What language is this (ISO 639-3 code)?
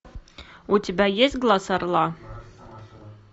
rus